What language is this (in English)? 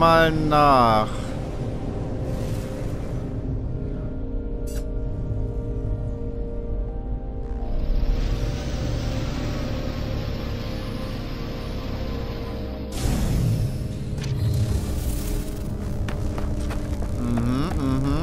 German